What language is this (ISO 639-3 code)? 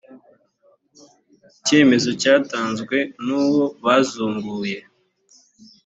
kin